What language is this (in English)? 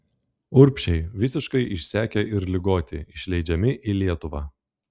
Lithuanian